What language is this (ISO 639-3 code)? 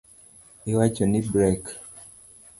luo